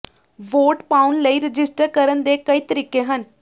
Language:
Punjabi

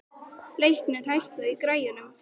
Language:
Icelandic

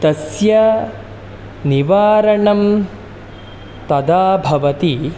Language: Sanskrit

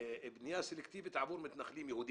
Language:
Hebrew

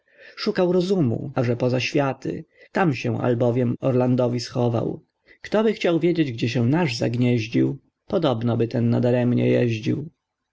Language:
Polish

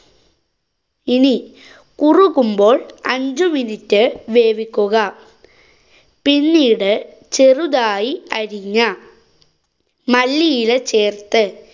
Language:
Malayalam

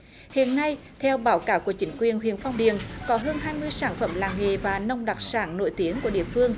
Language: Vietnamese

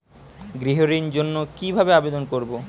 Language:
Bangla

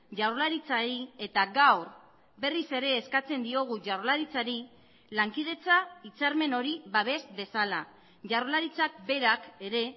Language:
Basque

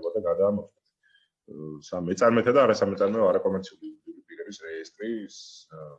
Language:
Italian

